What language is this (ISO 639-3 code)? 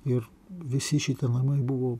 lit